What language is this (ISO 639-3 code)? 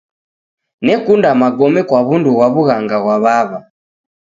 dav